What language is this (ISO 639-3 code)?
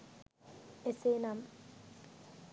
sin